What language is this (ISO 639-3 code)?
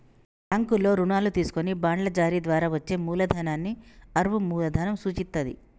tel